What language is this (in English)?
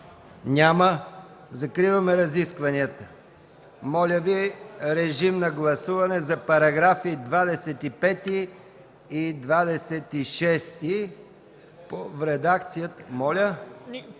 Bulgarian